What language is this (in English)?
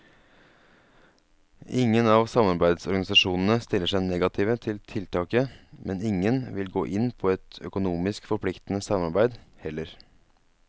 Norwegian